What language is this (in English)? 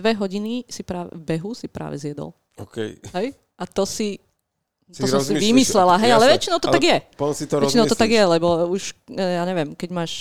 Slovak